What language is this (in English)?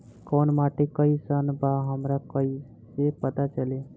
Bhojpuri